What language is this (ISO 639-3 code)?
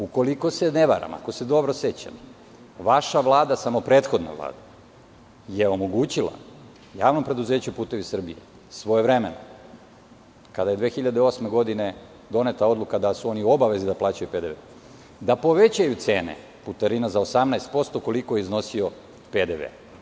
srp